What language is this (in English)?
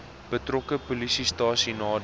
Afrikaans